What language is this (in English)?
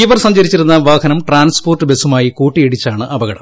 Malayalam